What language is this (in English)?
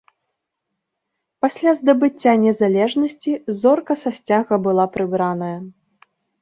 Belarusian